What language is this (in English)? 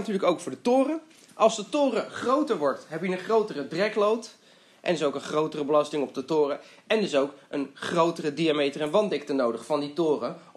Dutch